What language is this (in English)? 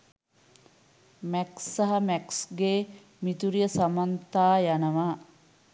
Sinhala